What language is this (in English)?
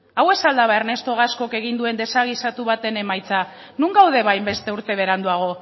Basque